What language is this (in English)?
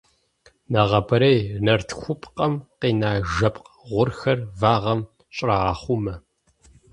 Kabardian